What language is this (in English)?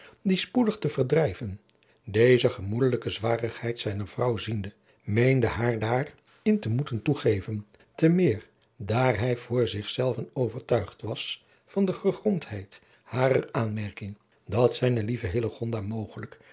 Dutch